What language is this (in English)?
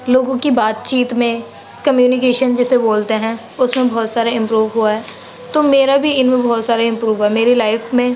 Urdu